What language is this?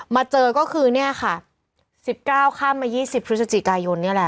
Thai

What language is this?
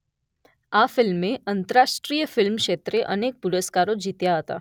Gujarati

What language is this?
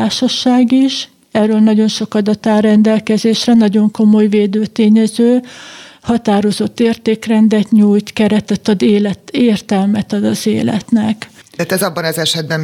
Hungarian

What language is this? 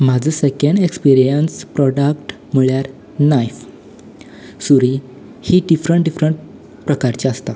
Konkani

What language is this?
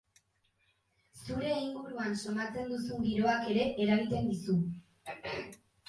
Basque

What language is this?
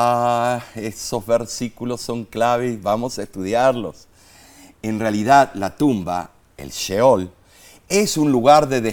Spanish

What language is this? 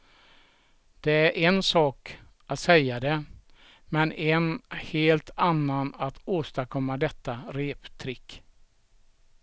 Swedish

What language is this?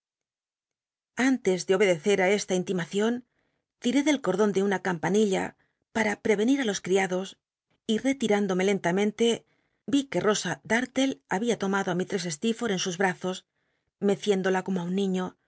Spanish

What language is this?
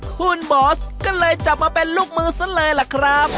Thai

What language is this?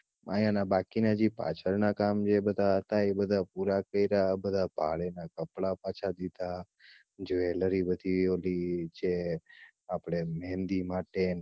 Gujarati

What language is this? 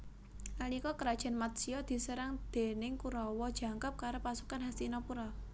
Javanese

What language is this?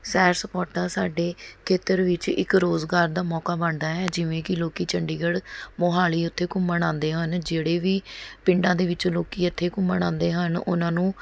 Punjabi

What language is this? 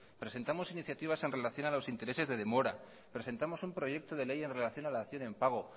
Spanish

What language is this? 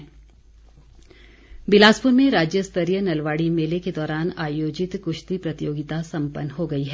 Hindi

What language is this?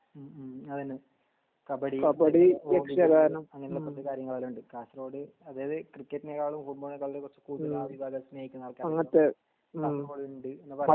Malayalam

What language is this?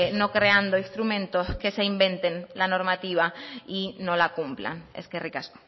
Spanish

